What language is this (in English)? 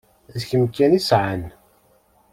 Kabyle